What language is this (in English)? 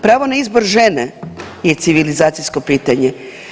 Croatian